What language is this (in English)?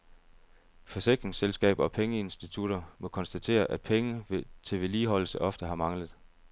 Danish